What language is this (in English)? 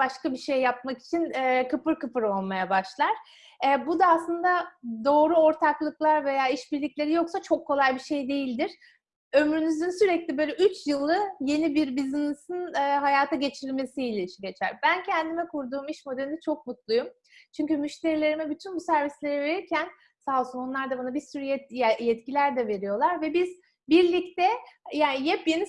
Turkish